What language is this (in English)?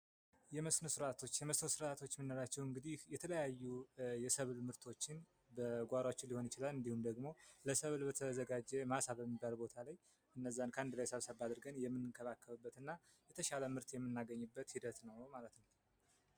Amharic